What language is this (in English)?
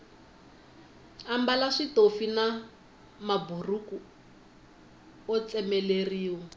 Tsonga